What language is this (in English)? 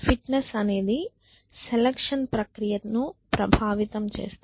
Telugu